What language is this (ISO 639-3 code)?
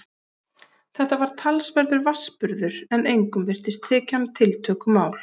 isl